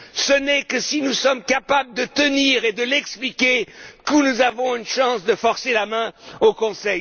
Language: French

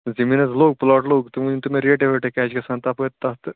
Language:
Kashmiri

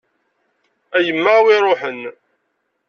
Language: Kabyle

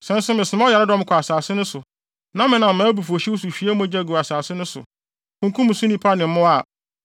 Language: Akan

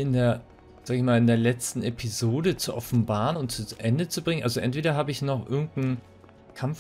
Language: German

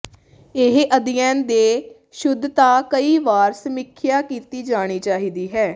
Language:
Punjabi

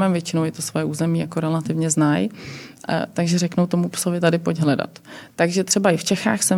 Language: Czech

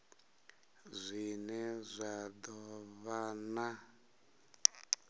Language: Venda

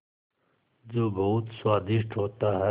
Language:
Hindi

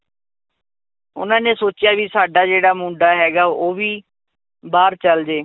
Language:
Punjabi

